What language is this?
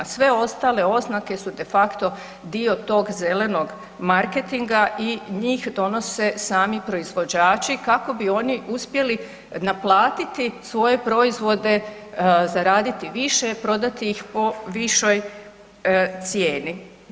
Croatian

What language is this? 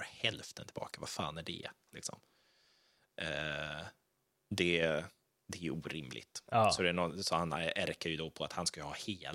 Swedish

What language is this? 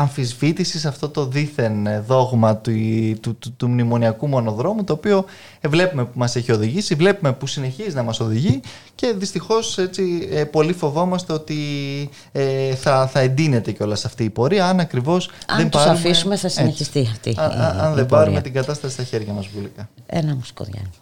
Greek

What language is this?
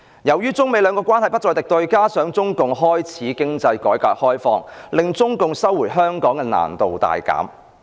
Cantonese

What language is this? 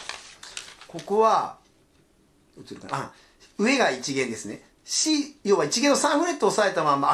Japanese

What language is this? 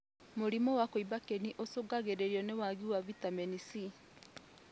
Kikuyu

